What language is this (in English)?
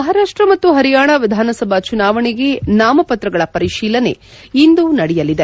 Kannada